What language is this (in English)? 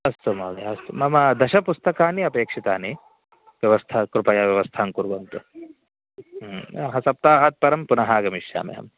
Sanskrit